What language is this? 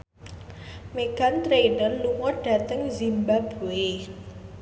Javanese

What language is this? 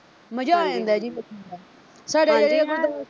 Punjabi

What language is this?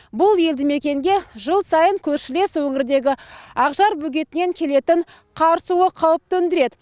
Kazakh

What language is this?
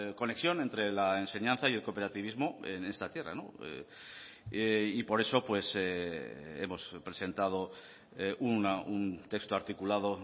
Spanish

